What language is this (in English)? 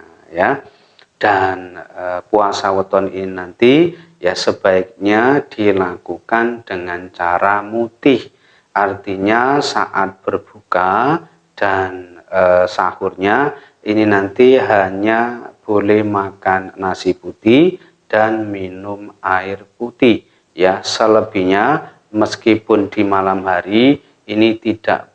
Indonesian